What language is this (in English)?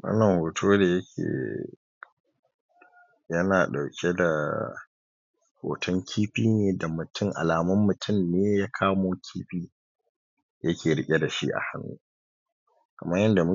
Hausa